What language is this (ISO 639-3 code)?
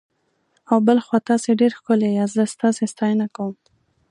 pus